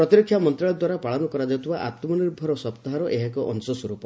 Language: Odia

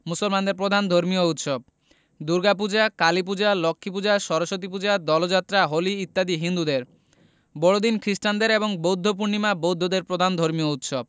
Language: Bangla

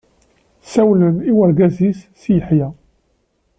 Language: Kabyle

